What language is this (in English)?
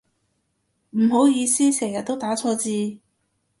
Cantonese